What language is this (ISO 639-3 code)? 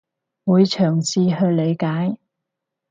yue